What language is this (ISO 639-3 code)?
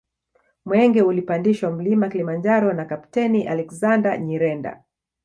swa